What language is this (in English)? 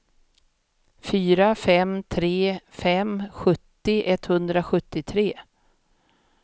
Swedish